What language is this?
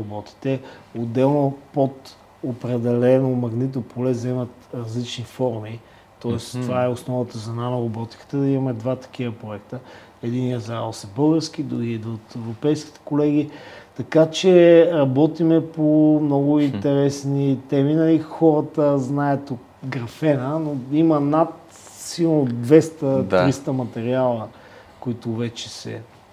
Bulgarian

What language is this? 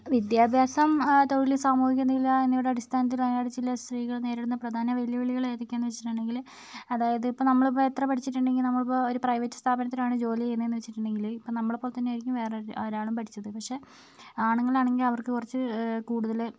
Malayalam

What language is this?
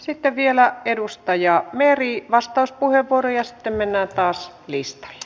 Finnish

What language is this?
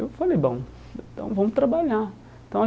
Portuguese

